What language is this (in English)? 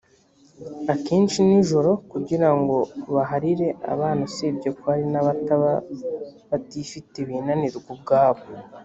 Kinyarwanda